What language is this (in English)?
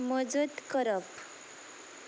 Konkani